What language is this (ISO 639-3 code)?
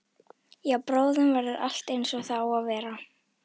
isl